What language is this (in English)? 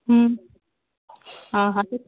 Sindhi